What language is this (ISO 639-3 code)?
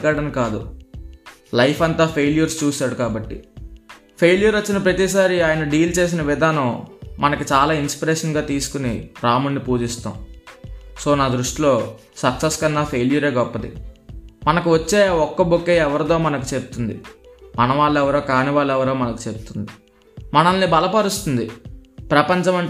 tel